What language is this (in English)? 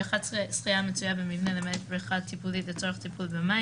Hebrew